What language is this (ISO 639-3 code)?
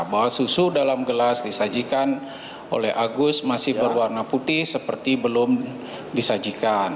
ind